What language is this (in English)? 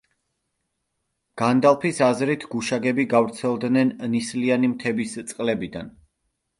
Georgian